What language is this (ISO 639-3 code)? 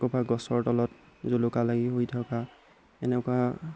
asm